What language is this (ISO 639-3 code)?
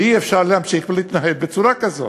heb